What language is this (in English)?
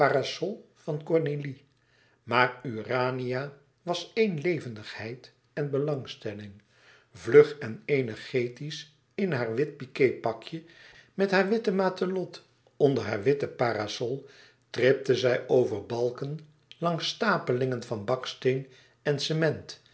Dutch